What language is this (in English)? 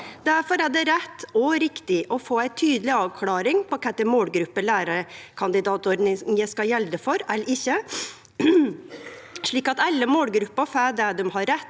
Norwegian